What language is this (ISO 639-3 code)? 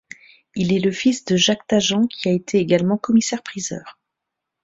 fra